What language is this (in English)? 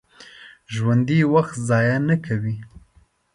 Pashto